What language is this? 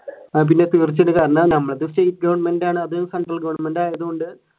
Malayalam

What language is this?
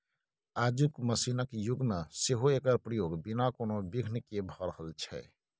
Maithili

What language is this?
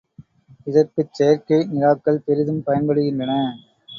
Tamil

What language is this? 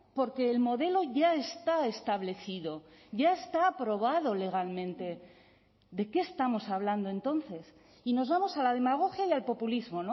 Spanish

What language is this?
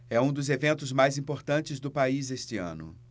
Portuguese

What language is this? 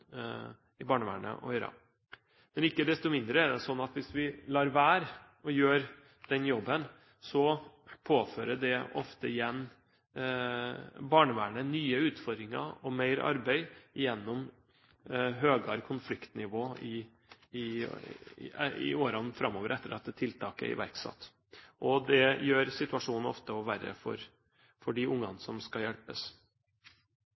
Norwegian Bokmål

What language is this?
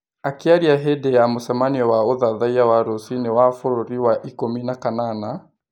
Kikuyu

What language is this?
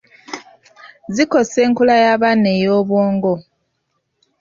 Ganda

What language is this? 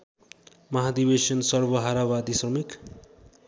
Nepali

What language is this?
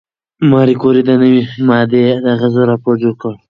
Pashto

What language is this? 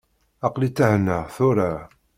Kabyle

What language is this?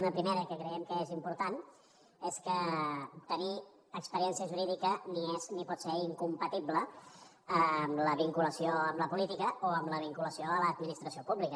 Catalan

